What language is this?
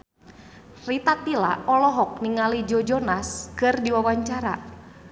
Sundanese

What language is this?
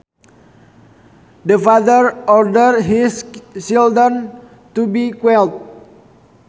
Sundanese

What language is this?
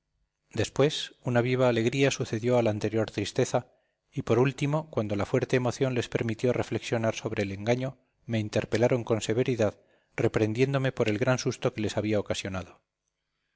Spanish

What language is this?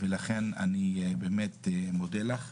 Hebrew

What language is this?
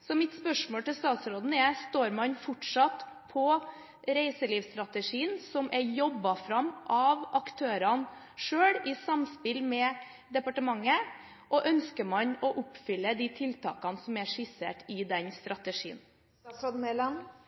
Norwegian Bokmål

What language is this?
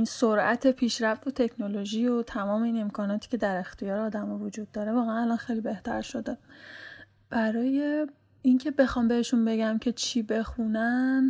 Persian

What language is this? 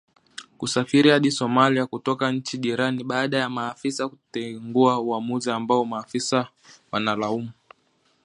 Swahili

